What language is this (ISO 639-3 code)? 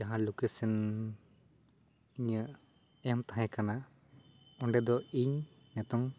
sat